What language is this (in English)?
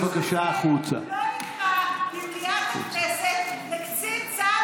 Hebrew